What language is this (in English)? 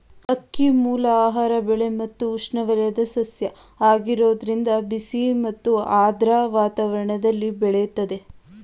Kannada